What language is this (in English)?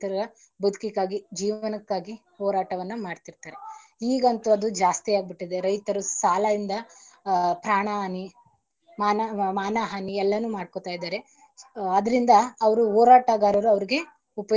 Kannada